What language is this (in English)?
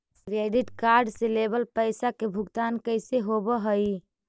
Magahi